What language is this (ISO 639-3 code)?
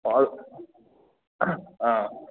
mni